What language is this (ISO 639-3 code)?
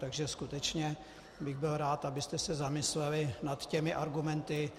ces